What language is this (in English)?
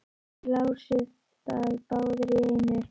Icelandic